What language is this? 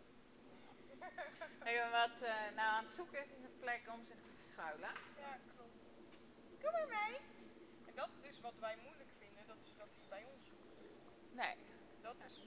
Dutch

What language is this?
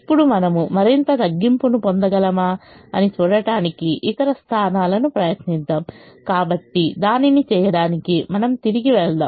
Telugu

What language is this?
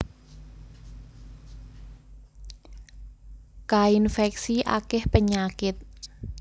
Javanese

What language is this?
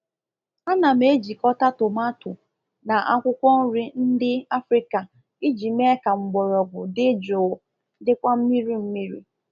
Igbo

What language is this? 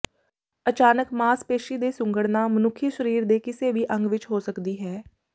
Punjabi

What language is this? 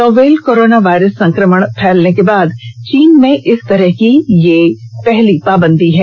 Hindi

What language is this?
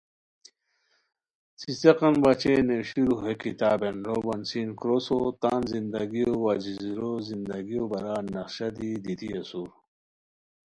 Khowar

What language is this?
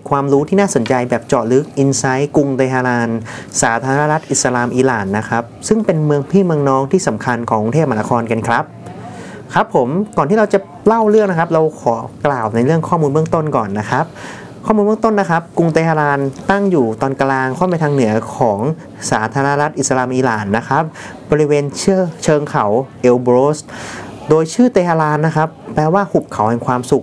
Thai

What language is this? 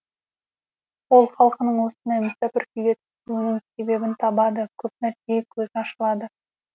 Kazakh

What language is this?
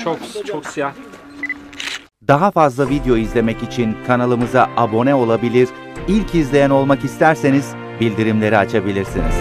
Turkish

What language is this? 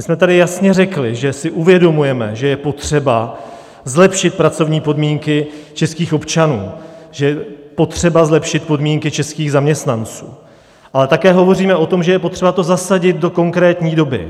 Czech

